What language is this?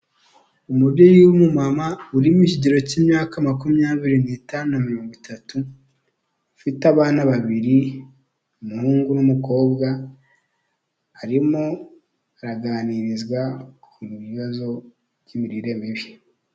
Kinyarwanda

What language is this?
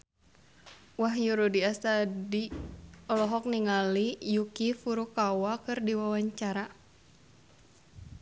Sundanese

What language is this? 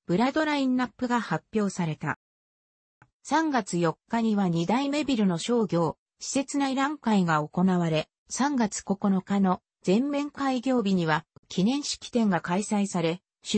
Japanese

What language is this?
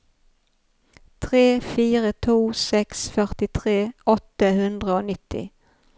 Norwegian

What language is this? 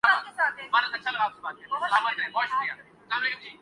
Urdu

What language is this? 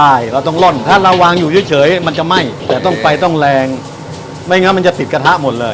Thai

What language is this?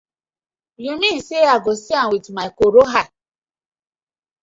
Nigerian Pidgin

